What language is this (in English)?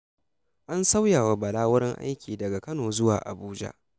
Hausa